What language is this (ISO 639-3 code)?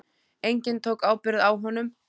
isl